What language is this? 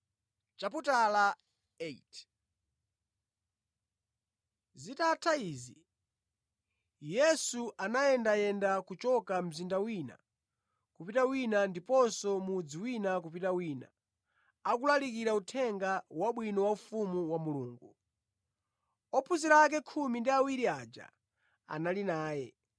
Nyanja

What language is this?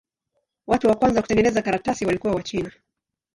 Swahili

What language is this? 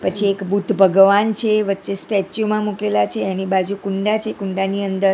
Gujarati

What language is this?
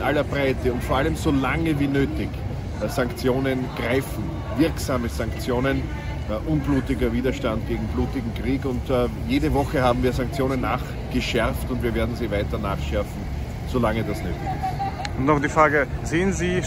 German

